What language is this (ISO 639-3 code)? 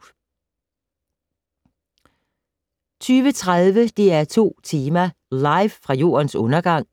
dan